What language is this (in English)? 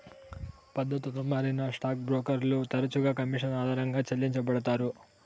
Telugu